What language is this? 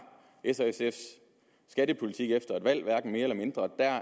Danish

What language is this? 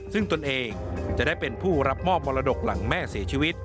Thai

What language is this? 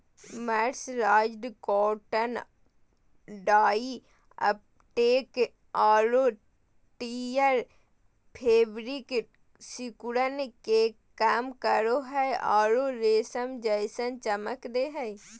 Magahi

